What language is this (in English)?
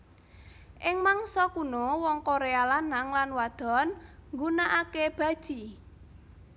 Javanese